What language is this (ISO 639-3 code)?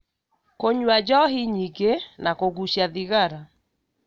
kik